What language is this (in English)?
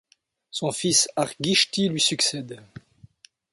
French